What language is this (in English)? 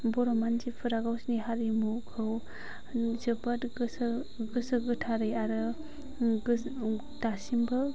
Bodo